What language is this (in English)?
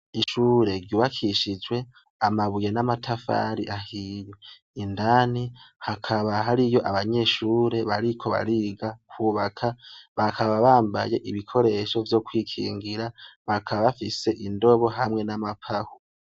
Rundi